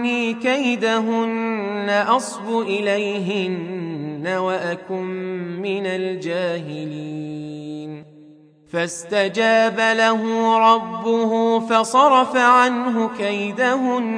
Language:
Arabic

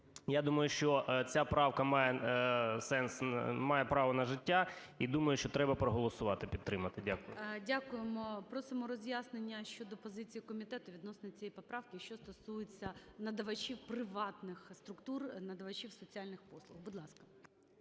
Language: Ukrainian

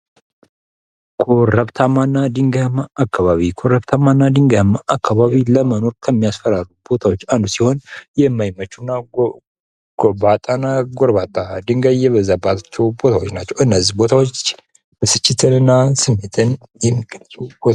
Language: Amharic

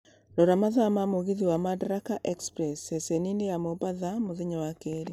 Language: Kikuyu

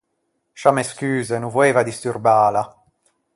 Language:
Ligurian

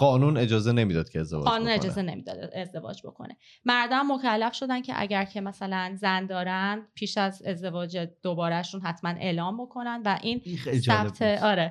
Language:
Persian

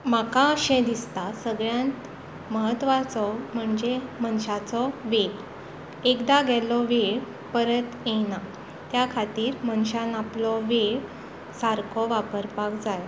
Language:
Konkani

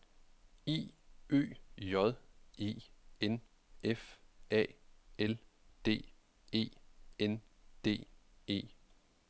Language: Danish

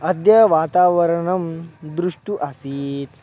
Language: Sanskrit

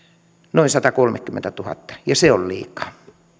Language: Finnish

